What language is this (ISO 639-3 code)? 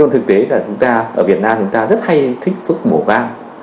vie